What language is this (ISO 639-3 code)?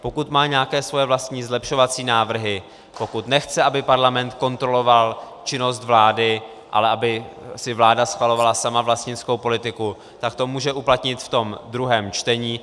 ces